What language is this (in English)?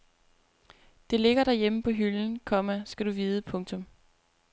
Danish